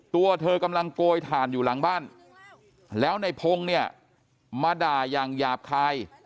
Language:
Thai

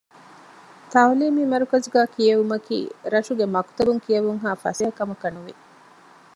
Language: Divehi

